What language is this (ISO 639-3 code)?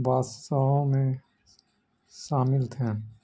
urd